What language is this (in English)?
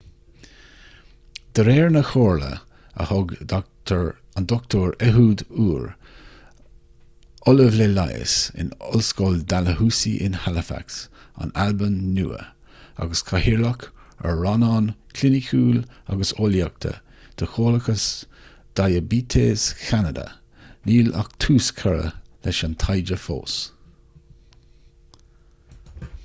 Irish